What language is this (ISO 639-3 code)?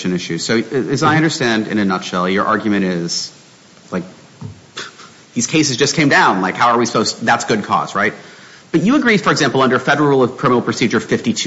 eng